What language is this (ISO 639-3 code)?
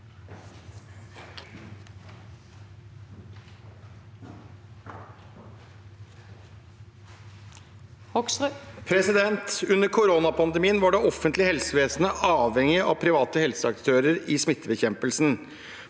nor